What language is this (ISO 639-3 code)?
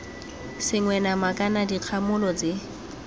tsn